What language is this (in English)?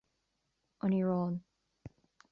Irish